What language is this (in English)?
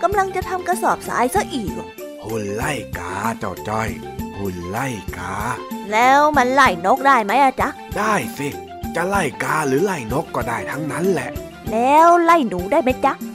Thai